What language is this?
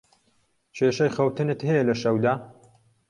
Central Kurdish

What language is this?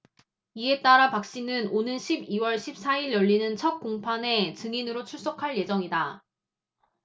Korean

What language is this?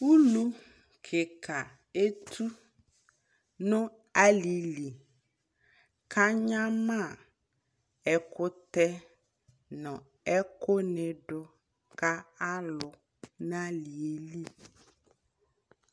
Ikposo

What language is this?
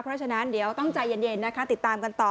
Thai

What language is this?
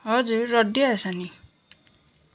Nepali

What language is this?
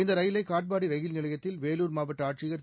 Tamil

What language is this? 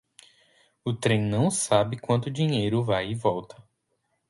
Portuguese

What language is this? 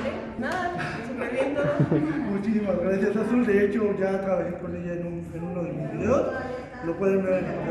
Spanish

